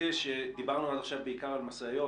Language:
Hebrew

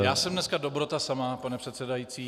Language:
Czech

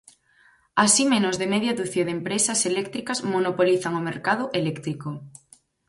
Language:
Galician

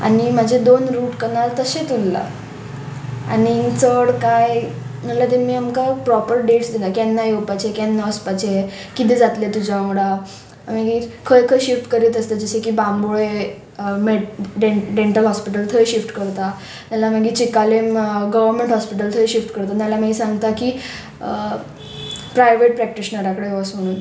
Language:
Konkani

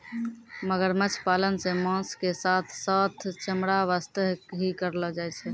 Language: Maithili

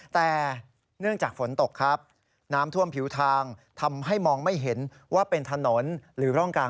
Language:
Thai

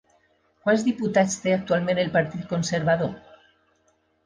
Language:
Catalan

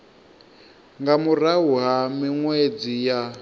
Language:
Venda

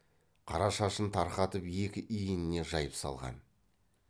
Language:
Kazakh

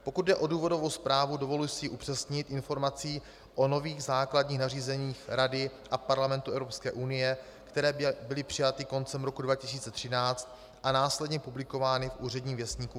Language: Czech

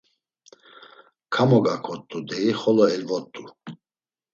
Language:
Laz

